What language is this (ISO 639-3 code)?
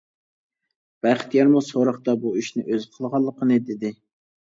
uig